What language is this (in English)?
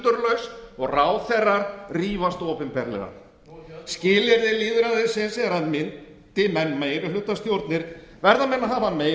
Icelandic